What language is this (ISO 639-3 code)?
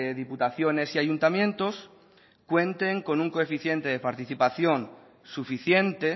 spa